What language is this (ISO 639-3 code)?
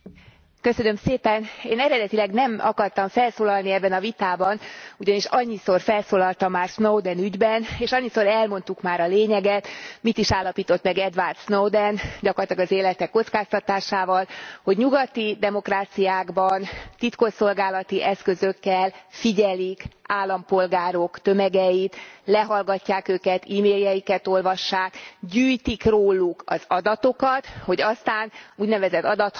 hun